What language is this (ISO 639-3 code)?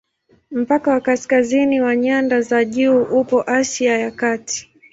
swa